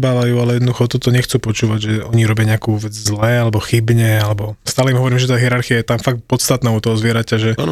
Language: Slovak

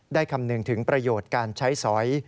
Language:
Thai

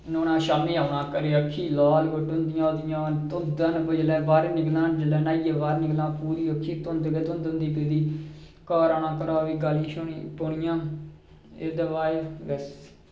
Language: Dogri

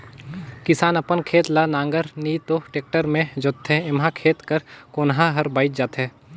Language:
Chhattisgarhi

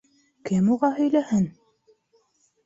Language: Bashkir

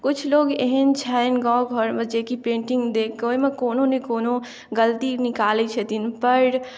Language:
Maithili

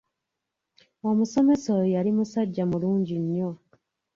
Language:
Ganda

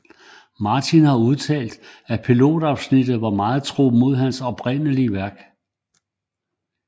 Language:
Danish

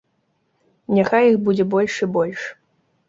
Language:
Belarusian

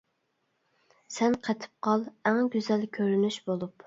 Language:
Uyghur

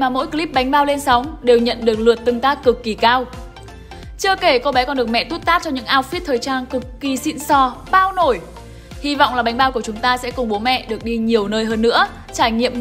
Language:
Vietnamese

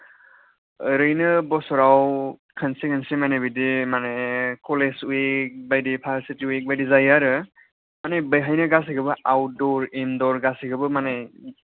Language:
Bodo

